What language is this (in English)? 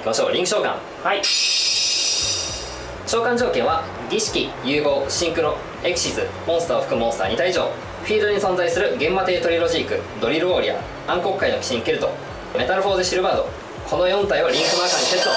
Japanese